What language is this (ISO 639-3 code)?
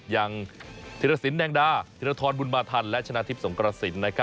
tha